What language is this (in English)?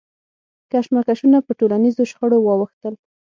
Pashto